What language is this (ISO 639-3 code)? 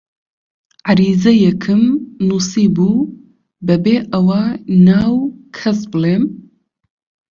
ckb